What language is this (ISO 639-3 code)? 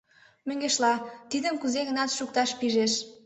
chm